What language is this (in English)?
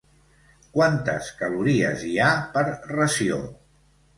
Catalan